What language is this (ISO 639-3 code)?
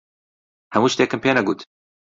ckb